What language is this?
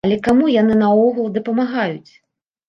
Belarusian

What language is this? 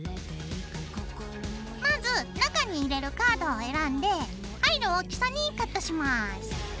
Japanese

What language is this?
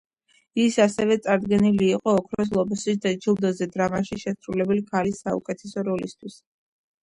Georgian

